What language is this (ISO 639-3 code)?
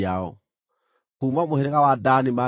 kik